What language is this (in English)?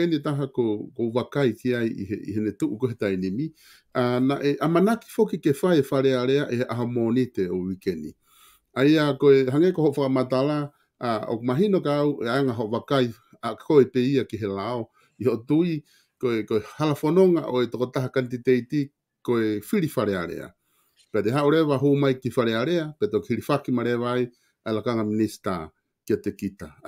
Italian